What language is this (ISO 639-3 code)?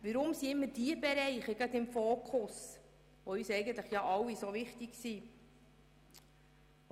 gsw